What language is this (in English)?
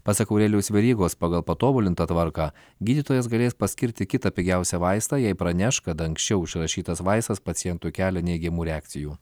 Lithuanian